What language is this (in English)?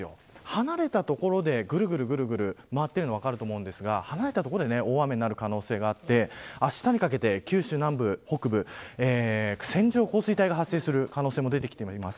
Japanese